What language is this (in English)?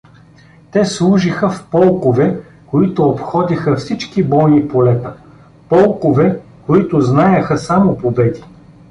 Bulgarian